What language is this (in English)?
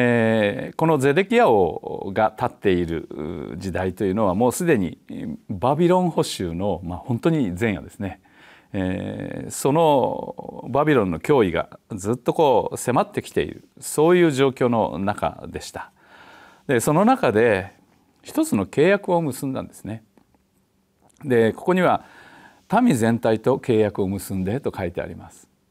Japanese